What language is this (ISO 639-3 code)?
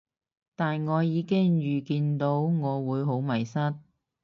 yue